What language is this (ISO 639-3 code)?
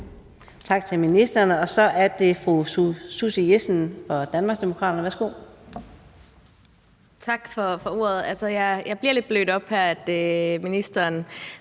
dan